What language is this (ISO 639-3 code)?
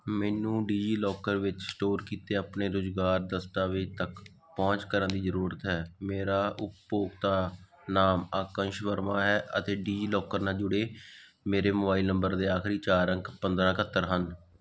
pan